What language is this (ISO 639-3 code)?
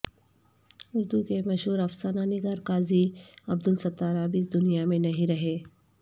urd